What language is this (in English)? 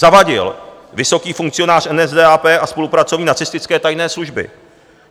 Czech